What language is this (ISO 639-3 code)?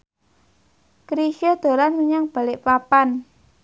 jav